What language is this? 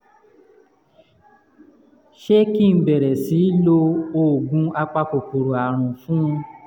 Yoruba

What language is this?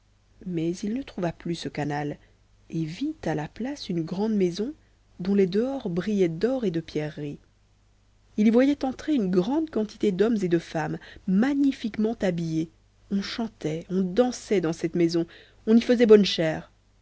French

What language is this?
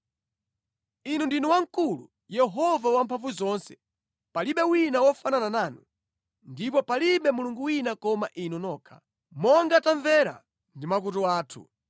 Nyanja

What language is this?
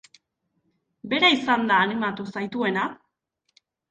Basque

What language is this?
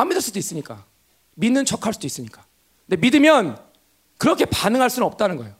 Korean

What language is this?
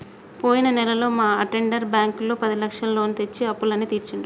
Telugu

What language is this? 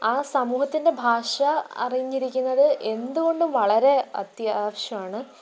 Malayalam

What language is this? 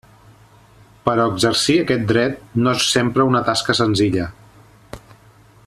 Catalan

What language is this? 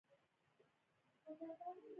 Pashto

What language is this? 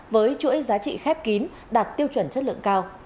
Vietnamese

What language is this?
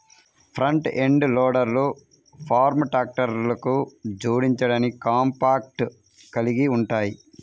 Telugu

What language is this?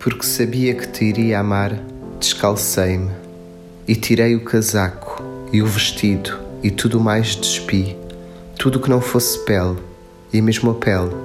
Portuguese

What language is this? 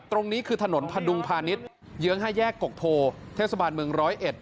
Thai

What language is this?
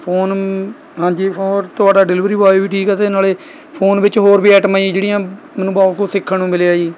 Punjabi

